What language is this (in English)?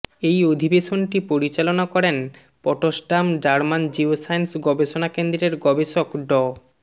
Bangla